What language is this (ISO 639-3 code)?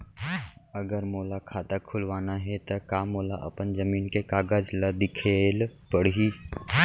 hne